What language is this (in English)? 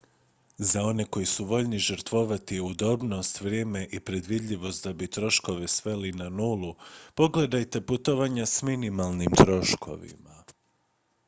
Croatian